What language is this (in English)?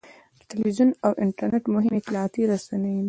Pashto